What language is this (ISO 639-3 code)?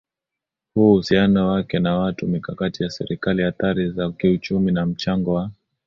swa